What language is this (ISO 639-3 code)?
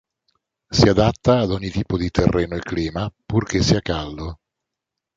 ita